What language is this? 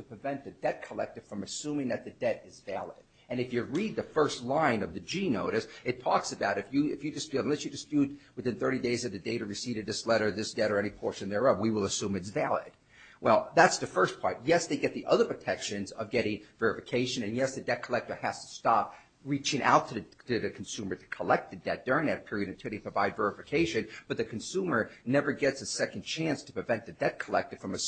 English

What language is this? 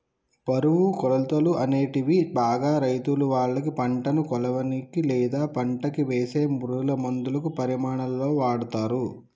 Telugu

